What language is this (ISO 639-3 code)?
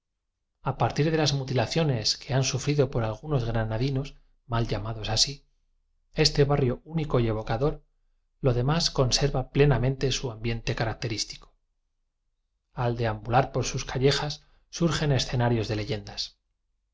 spa